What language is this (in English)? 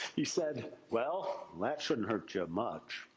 English